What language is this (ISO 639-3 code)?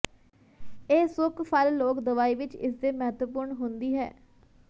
pan